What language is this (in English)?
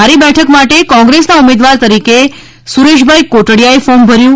Gujarati